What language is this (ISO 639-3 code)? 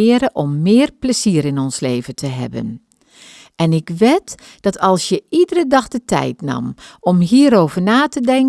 nld